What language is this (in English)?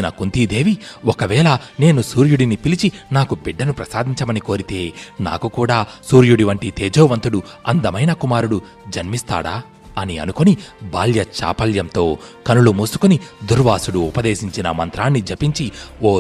Telugu